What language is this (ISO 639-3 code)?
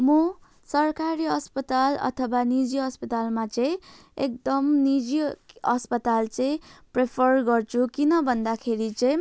nep